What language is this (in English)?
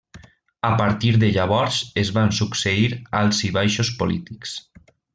Catalan